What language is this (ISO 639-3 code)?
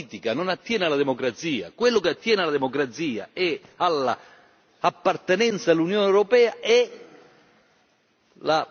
ita